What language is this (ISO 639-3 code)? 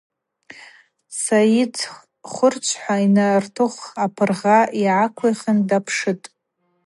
abq